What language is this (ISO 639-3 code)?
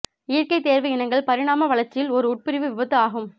tam